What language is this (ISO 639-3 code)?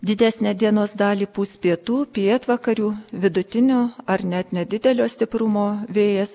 lit